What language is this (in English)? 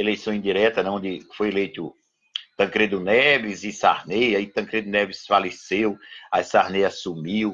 Portuguese